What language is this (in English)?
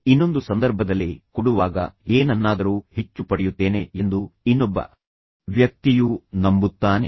Kannada